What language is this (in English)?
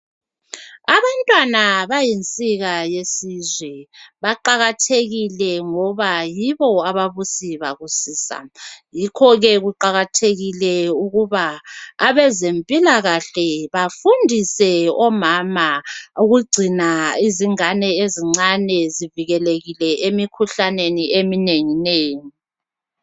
North Ndebele